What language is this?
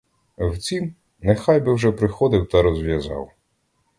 Ukrainian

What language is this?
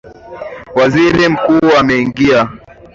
Swahili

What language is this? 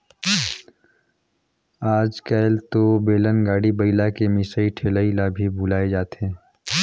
Chhattisgarhi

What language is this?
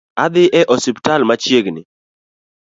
Luo (Kenya and Tanzania)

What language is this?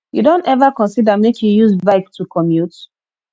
Nigerian Pidgin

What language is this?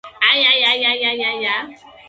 English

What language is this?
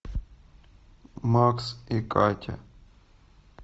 Russian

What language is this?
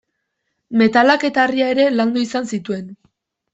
Basque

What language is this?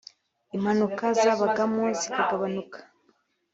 Kinyarwanda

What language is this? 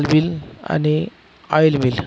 Marathi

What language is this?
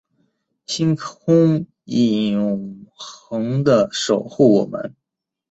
Chinese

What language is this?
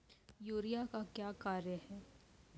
Maithili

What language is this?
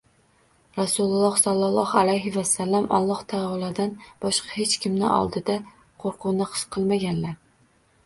Uzbek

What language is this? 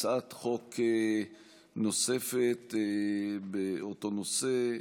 Hebrew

